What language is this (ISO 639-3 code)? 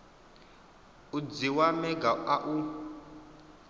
ven